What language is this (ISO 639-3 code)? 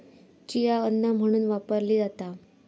mar